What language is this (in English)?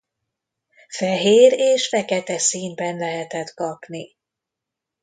Hungarian